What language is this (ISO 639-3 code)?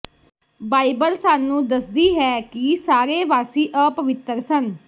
pan